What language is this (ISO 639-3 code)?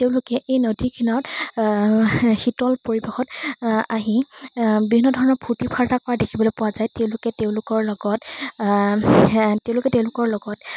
asm